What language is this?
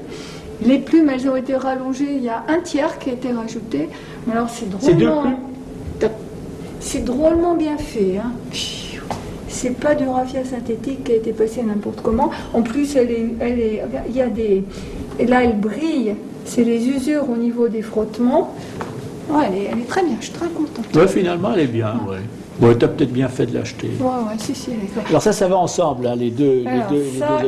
French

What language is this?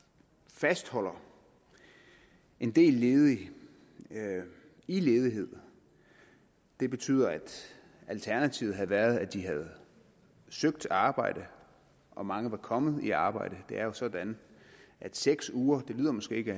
Danish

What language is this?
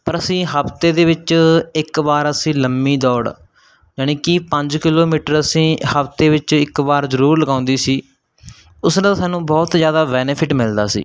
Punjabi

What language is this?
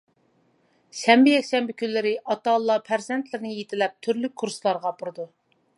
Uyghur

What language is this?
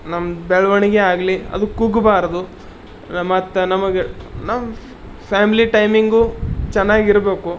Kannada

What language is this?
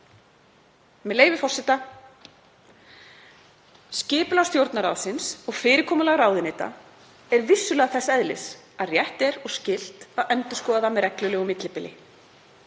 Icelandic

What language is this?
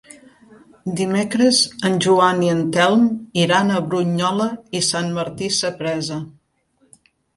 Catalan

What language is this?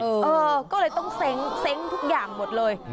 Thai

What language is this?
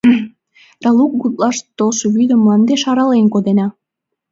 Mari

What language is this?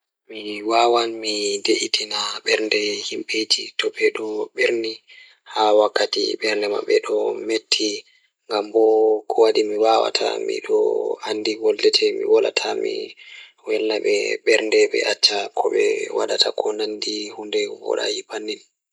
Fula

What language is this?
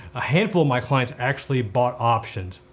English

